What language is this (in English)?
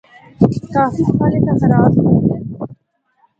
Northern Hindko